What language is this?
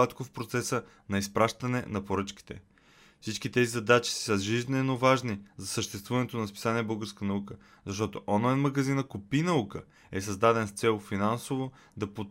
Bulgarian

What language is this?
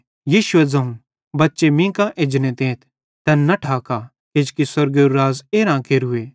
Bhadrawahi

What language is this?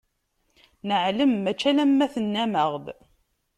Kabyle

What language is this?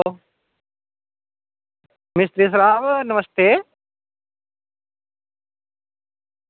Dogri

